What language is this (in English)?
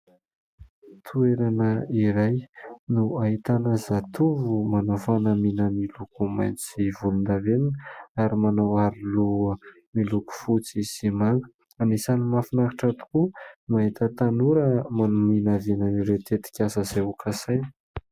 Malagasy